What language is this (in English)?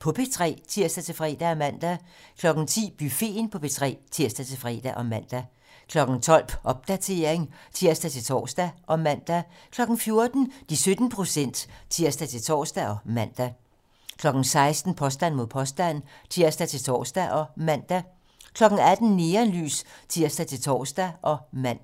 Danish